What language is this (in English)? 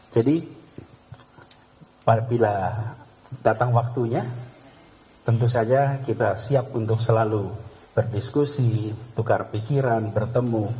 Indonesian